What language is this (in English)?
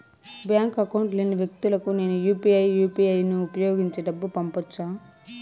Telugu